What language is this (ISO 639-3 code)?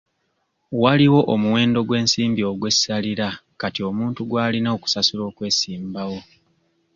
lug